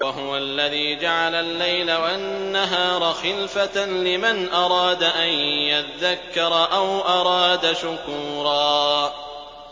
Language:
Arabic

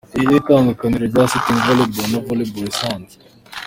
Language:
Kinyarwanda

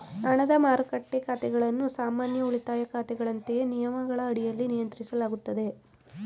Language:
Kannada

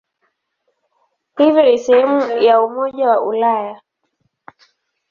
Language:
Swahili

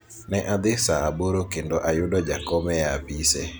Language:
Luo (Kenya and Tanzania)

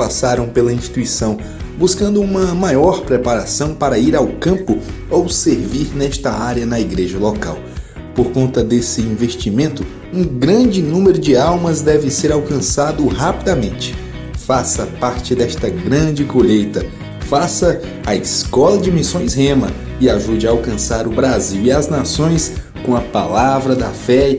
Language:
Portuguese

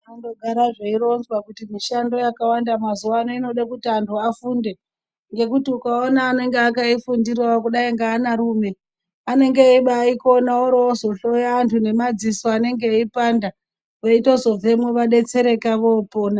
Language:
Ndau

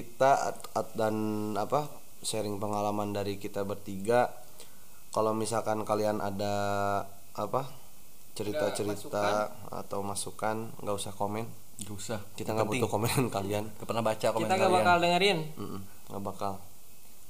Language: Indonesian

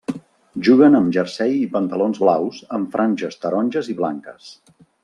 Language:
Catalan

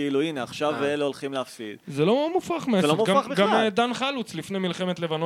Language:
Hebrew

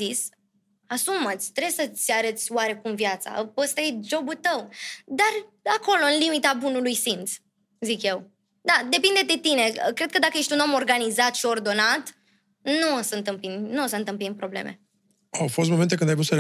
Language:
Romanian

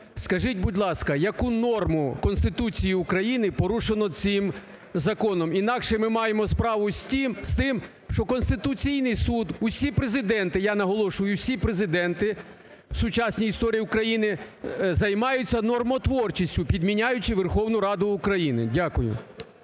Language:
Ukrainian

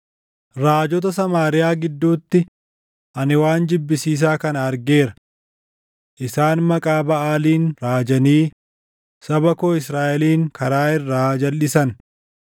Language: Oromo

